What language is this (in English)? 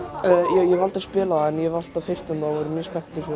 Icelandic